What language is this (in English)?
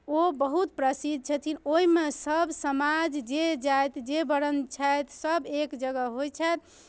Maithili